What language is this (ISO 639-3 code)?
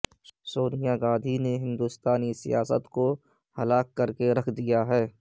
urd